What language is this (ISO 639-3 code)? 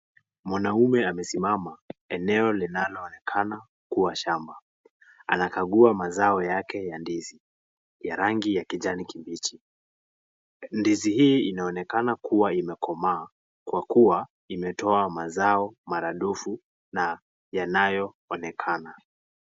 swa